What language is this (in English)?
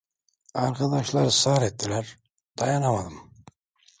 Turkish